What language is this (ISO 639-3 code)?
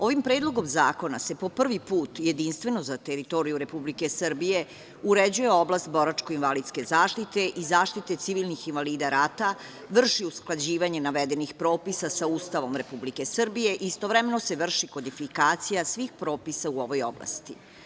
srp